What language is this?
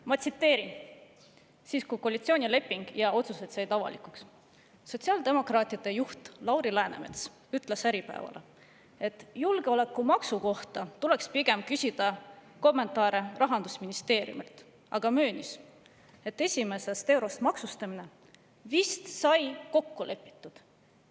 Estonian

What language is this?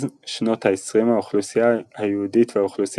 Hebrew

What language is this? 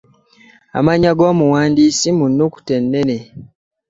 Ganda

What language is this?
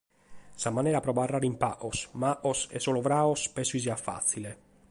Sardinian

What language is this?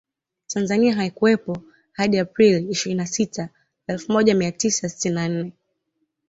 Swahili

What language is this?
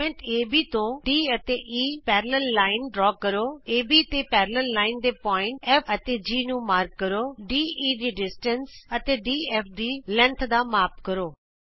Punjabi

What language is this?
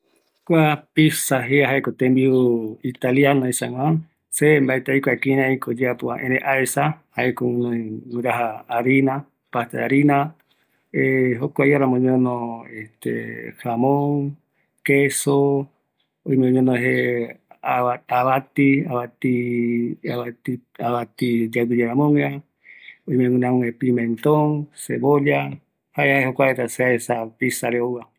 Eastern Bolivian Guaraní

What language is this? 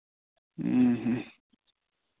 Santali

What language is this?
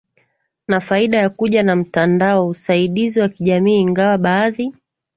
Swahili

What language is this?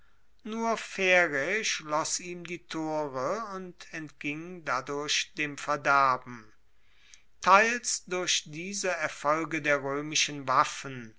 German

